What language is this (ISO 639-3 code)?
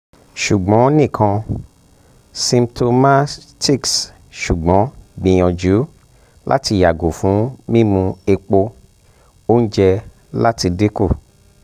yor